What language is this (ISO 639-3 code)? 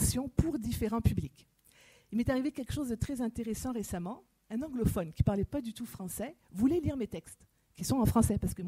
fra